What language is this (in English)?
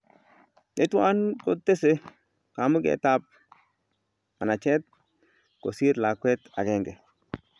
Kalenjin